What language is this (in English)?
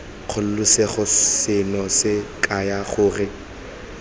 Tswana